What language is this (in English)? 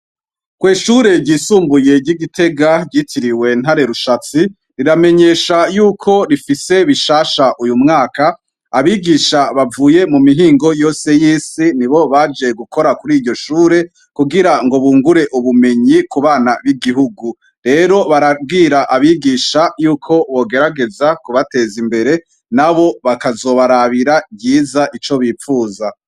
Rundi